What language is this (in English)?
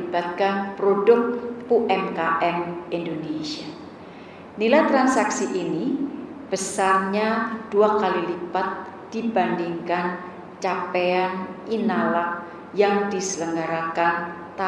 Indonesian